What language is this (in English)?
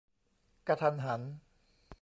Thai